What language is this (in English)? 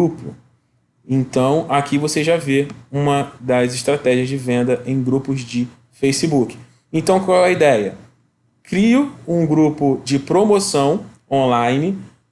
Portuguese